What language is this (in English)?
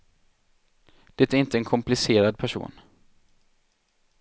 Swedish